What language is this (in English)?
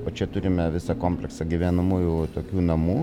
Lithuanian